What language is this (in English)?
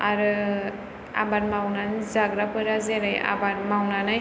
Bodo